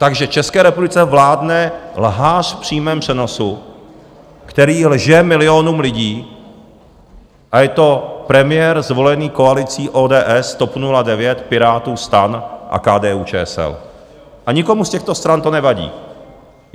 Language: Czech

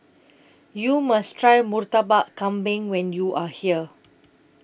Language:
English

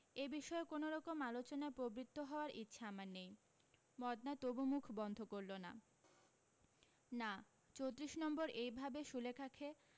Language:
Bangla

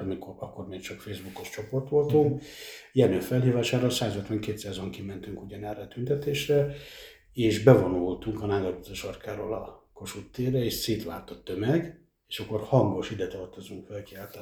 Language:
Hungarian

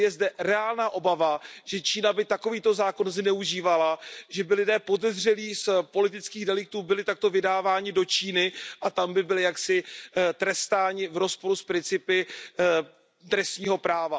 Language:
Czech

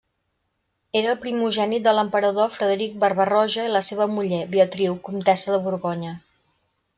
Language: Catalan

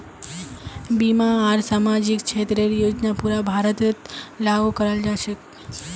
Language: Magahi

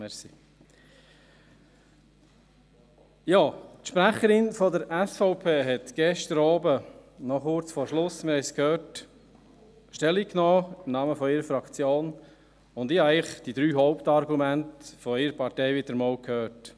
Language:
Swiss German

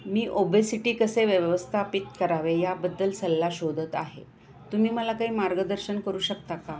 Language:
Marathi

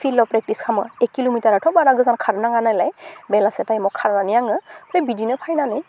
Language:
Bodo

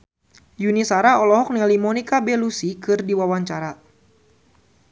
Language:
Sundanese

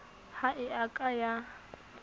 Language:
Southern Sotho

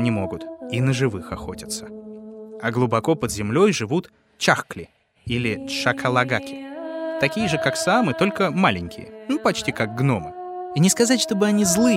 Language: Russian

